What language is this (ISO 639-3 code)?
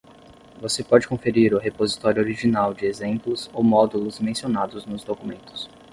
por